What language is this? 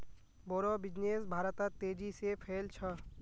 Magahi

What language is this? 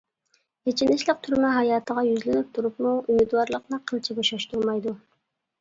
Uyghur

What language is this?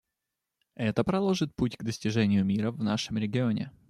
Russian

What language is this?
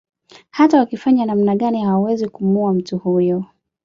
Swahili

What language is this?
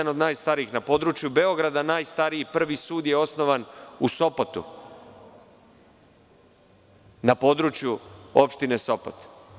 Serbian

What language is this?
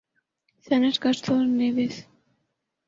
Urdu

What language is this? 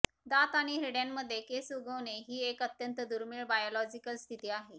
Marathi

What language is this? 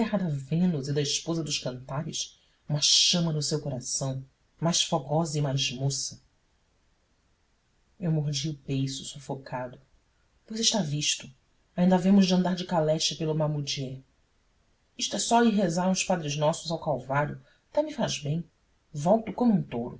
Portuguese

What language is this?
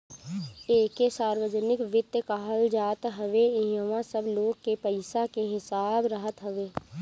Bhojpuri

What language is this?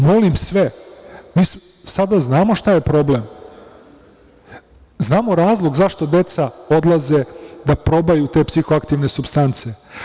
Serbian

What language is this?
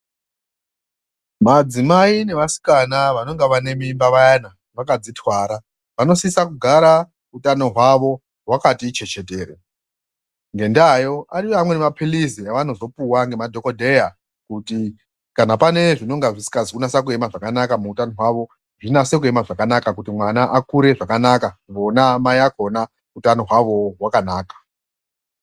Ndau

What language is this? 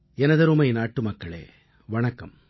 Tamil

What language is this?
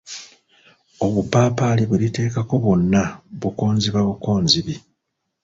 Ganda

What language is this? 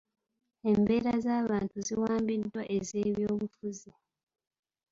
Ganda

